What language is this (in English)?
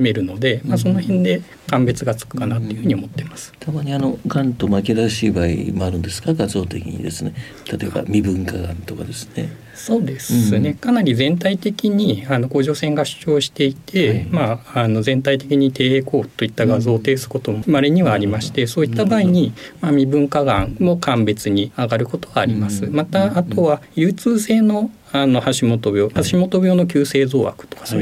Japanese